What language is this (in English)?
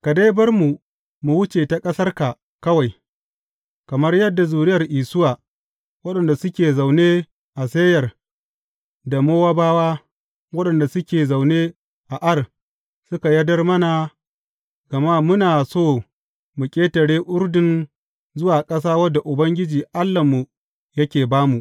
Hausa